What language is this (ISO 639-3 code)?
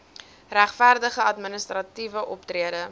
afr